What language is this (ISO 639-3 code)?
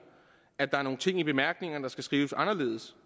dan